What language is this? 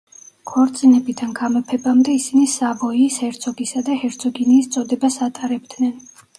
Georgian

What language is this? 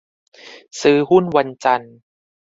Thai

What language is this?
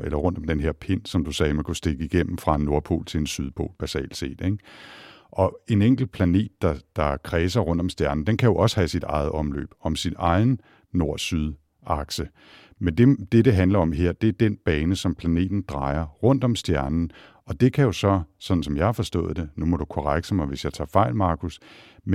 Danish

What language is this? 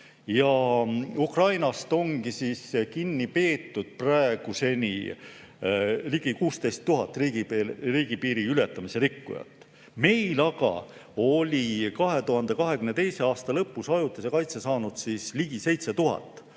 Estonian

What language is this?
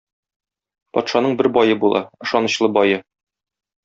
Tatar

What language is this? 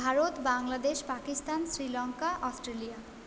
Bangla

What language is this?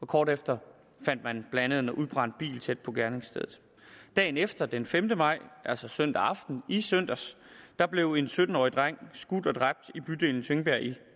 Danish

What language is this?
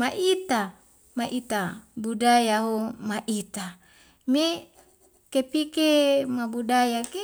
Wemale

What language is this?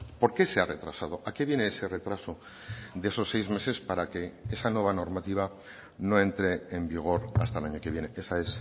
Spanish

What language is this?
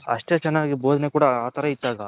Kannada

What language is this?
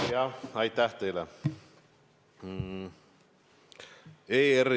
Estonian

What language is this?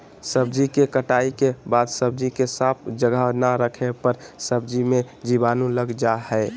Magahi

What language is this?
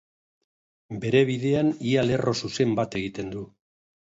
Basque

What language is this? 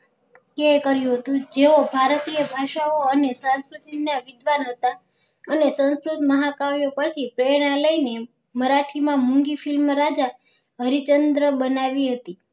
Gujarati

